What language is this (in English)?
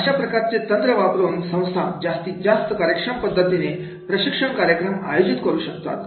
Marathi